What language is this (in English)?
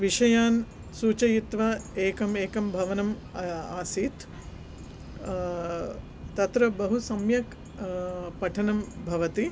Sanskrit